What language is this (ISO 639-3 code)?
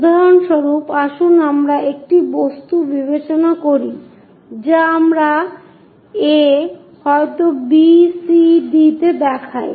ben